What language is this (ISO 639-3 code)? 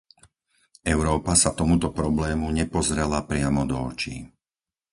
slk